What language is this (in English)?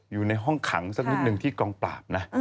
Thai